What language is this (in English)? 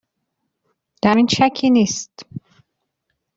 Persian